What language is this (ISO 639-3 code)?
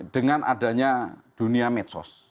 ind